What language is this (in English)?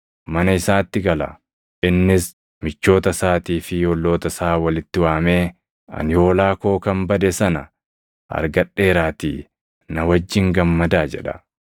Oromo